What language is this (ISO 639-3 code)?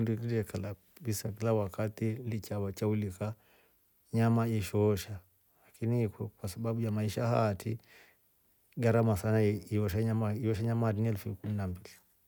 rof